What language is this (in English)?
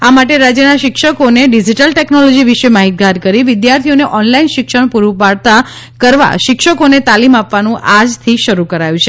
Gujarati